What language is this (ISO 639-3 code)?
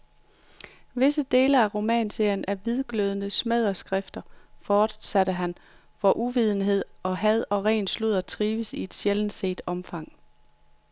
dan